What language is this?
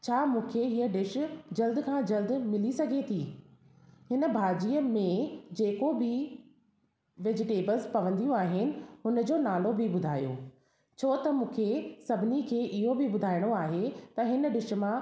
Sindhi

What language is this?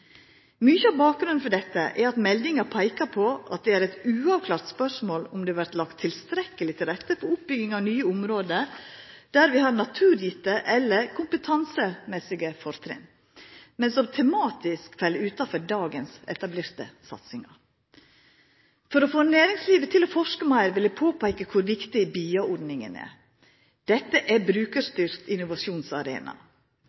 Norwegian Nynorsk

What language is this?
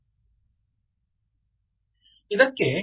Kannada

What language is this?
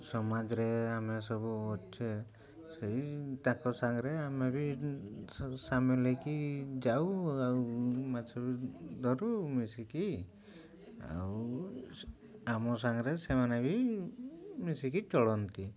Odia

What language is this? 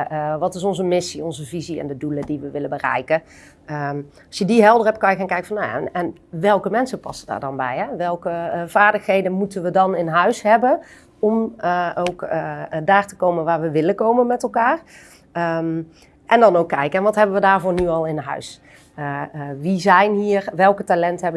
Dutch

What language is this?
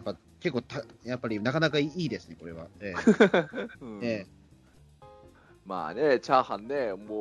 Japanese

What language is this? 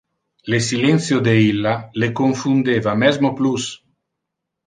Interlingua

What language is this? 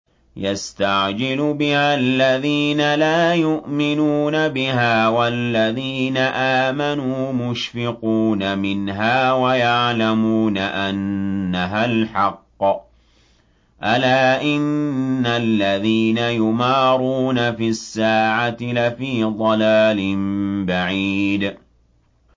Arabic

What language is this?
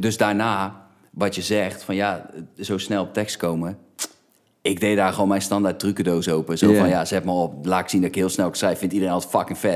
Dutch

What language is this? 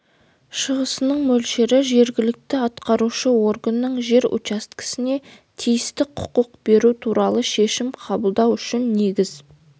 Kazakh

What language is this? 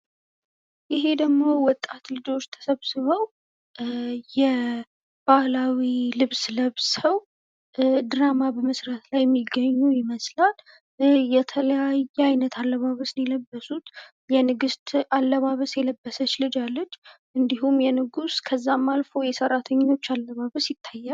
Amharic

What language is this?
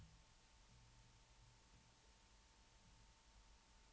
Norwegian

